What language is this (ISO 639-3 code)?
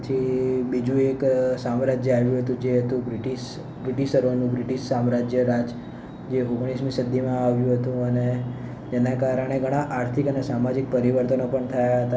guj